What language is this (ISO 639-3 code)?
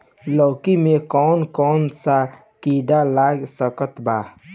bho